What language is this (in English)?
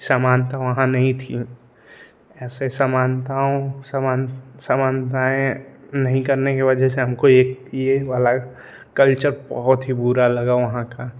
Hindi